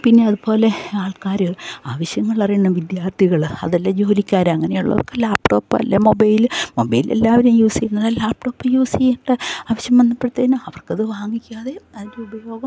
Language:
Malayalam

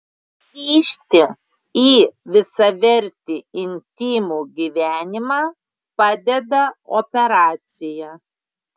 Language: Lithuanian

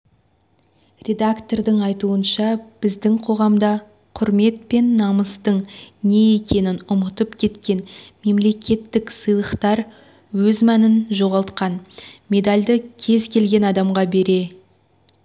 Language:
Kazakh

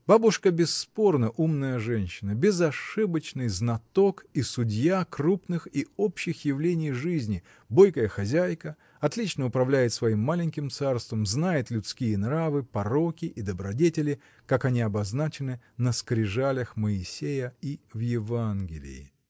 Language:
Russian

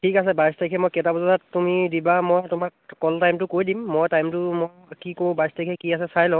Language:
Assamese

